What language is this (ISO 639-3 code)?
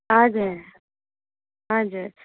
nep